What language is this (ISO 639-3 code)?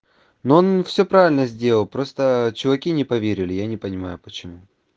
rus